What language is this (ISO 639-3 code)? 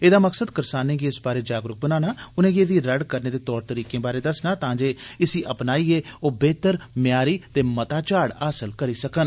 doi